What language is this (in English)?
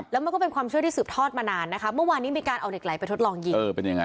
Thai